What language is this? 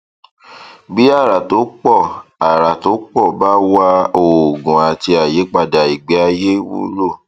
Yoruba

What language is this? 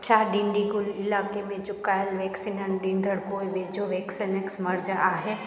Sindhi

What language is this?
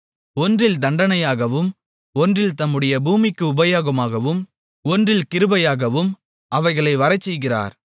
Tamil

